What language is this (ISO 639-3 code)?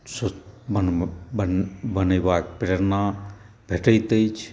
mai